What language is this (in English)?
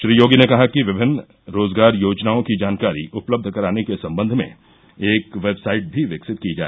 Hindi